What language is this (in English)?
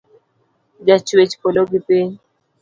Luo (Kenya and Tanzania)